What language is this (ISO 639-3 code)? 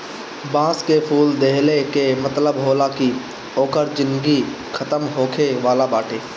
bho